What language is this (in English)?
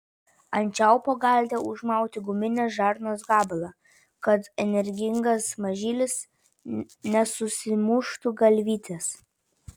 Lithuanian